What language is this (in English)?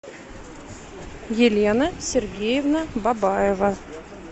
Russian